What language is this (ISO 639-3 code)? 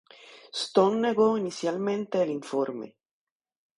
spa